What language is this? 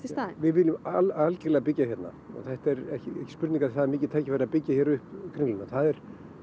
Icelandic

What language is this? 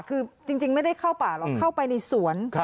Thai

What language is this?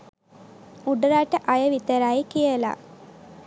Sinhala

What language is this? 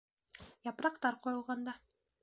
Bashkir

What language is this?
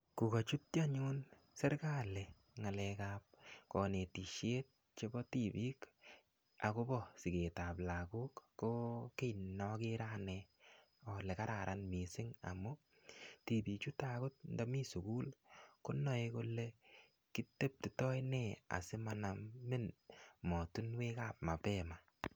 Kalenjin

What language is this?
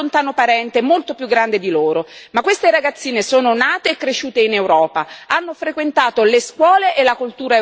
Italian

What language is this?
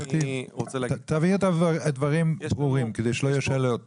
Hebrew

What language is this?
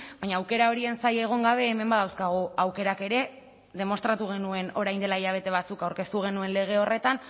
Basque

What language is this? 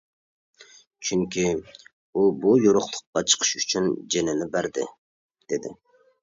Uyghur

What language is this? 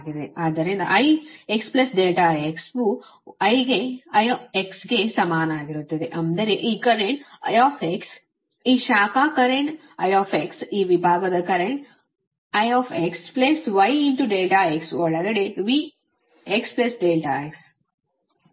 Kannada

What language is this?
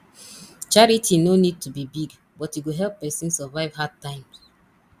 Nigerian Pidgin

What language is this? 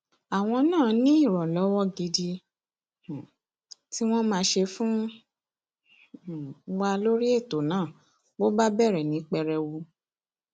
Yoruba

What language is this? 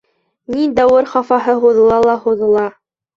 Bashkir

